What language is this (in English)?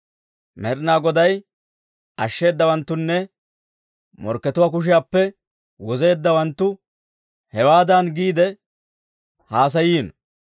Dawro